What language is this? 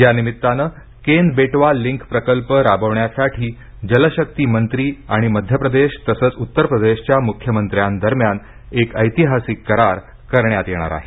Marathi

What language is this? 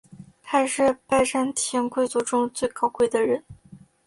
Chinese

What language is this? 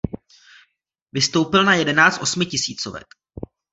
Czech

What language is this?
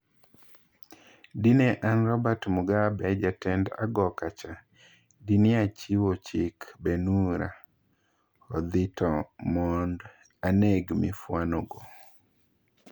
Luo (Kenya and Tanzania)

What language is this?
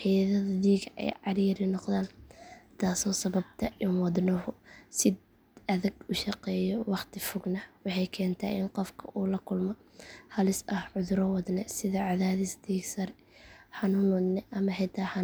Somali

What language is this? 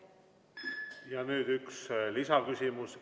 Estonian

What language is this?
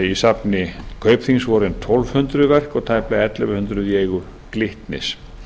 Icelandic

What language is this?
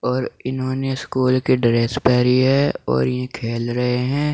Hindi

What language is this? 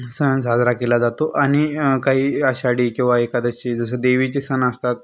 Marathi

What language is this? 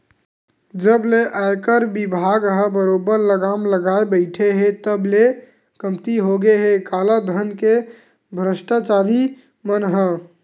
Chhattisgarhi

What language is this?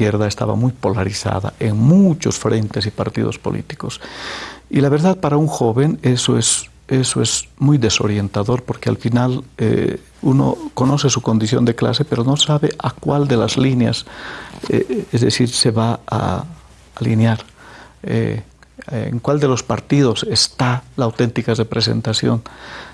Spanish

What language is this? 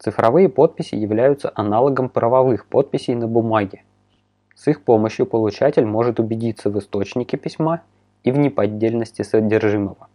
Russian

